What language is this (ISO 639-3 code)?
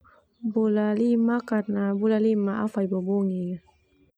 twu